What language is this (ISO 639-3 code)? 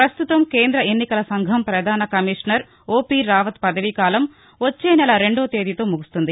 tel